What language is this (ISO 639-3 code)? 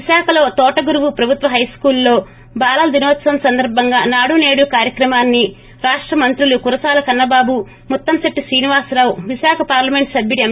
tel